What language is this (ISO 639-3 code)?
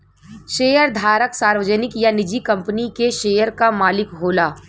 bho